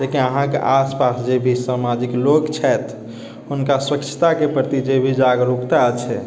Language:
Maithili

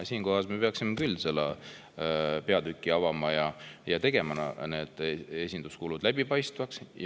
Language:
Estonian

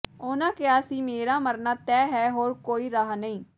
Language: Punjabi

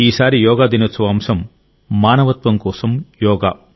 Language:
Telugu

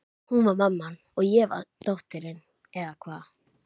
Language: Icelandic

